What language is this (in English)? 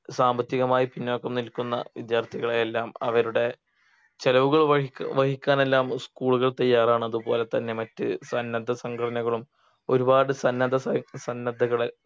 Malayalam